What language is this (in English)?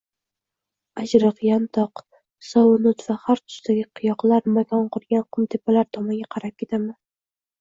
Uzbek